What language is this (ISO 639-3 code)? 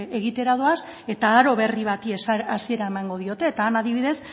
eus